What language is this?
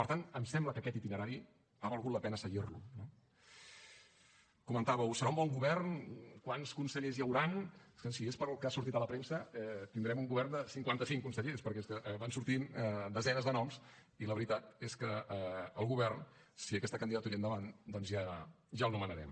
Catalan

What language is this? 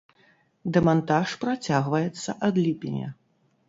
Belarusian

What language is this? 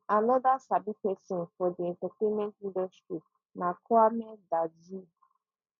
Nigerian Pidgin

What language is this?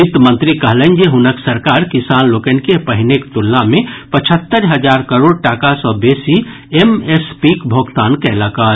Maithili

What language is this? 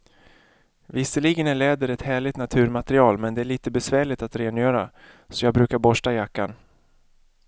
Swedish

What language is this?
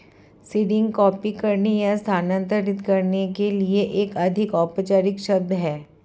Hindi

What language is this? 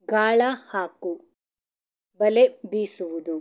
Kannada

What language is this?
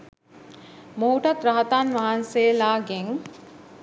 Sinhala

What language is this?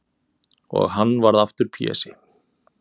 Icelandic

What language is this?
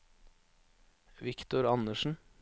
Norwegian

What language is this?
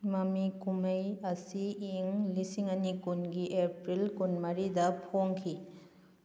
Manipuri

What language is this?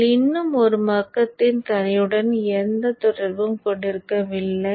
Tamil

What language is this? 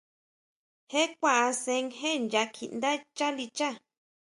Huautla Mazatec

